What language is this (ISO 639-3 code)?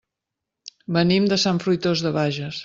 cat